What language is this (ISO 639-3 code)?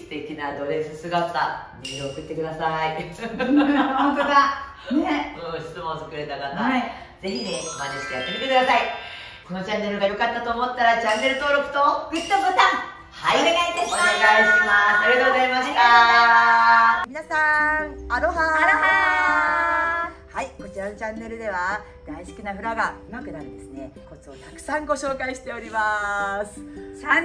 jpn